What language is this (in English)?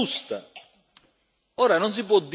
Italian